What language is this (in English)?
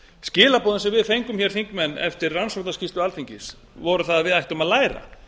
Icelandic